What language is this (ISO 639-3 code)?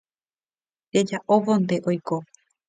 grn